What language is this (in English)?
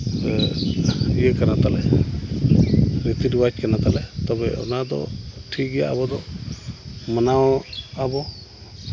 Santali